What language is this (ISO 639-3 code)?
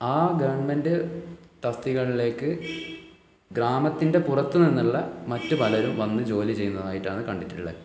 mal